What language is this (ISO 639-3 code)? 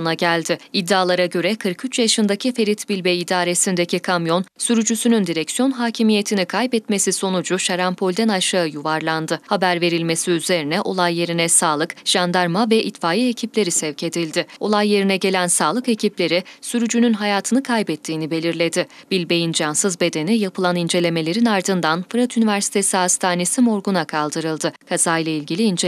tur